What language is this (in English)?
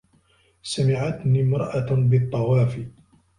Arabic